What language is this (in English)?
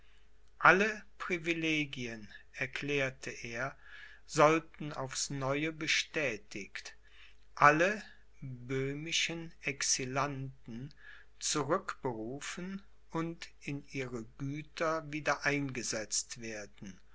German